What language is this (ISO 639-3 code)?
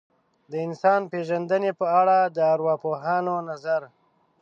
pus